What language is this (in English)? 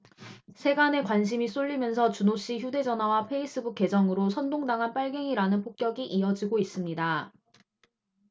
Korean